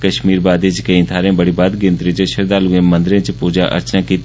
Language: Dogri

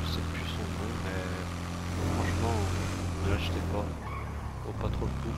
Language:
French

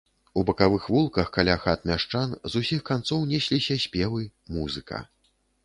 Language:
Belarusian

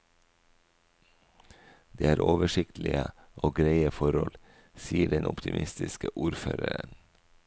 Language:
Norwegian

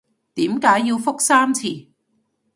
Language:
Cantonese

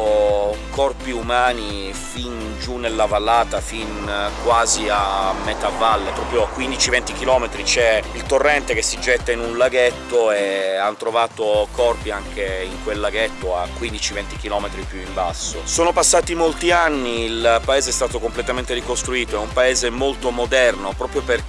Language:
Italian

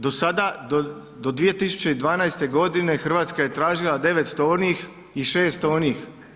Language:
Croatian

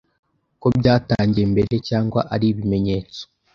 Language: Kinyarwanda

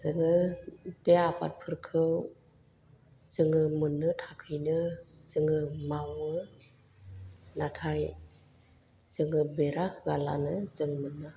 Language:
Bodo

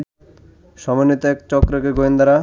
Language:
Bangla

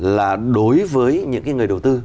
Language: Vietnamese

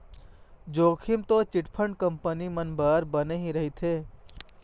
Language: Chhattisgarhi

